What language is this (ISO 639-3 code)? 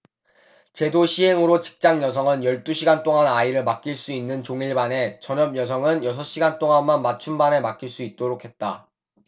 kor